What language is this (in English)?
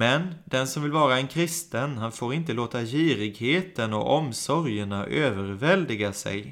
Swedish